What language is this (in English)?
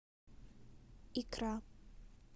Russian